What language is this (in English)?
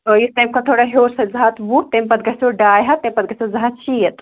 Kashmiri